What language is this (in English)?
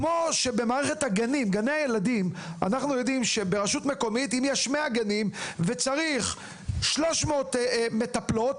Hebrew